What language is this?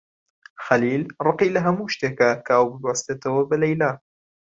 Central Kurdish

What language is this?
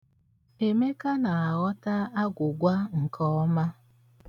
Igbo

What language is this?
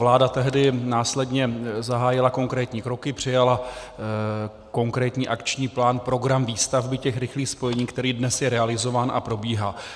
Czech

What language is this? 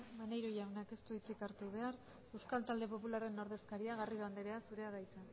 Basque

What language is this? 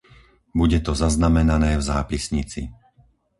Slovak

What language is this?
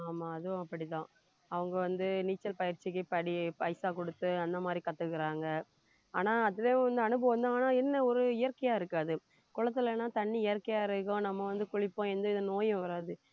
Tamil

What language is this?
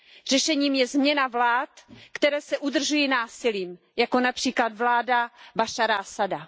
Czech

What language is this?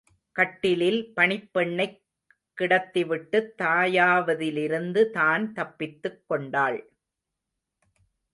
Tamil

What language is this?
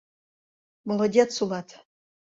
Mari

